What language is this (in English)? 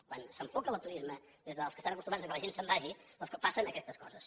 Catalan